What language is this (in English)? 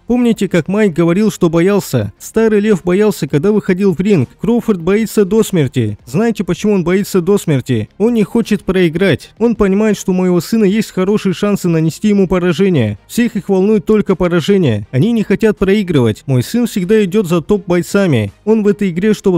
Russian